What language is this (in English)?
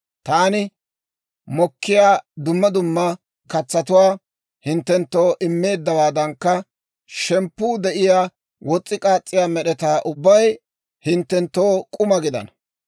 Dawro